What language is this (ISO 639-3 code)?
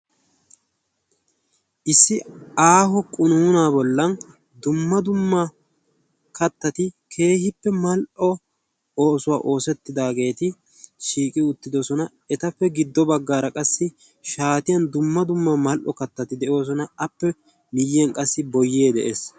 wal